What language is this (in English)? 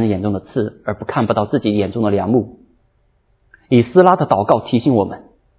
Chinese